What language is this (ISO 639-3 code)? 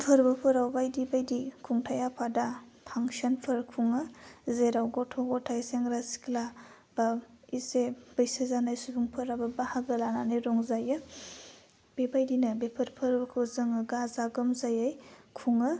brx